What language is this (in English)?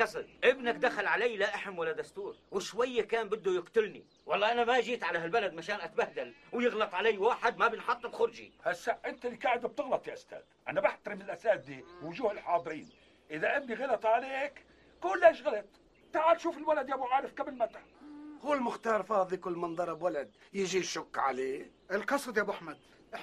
Arabic